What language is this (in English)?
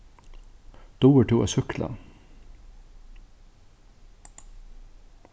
Faroese